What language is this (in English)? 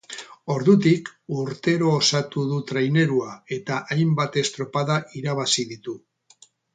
Basque